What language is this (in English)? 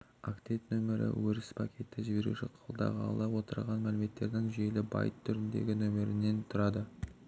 Kazakh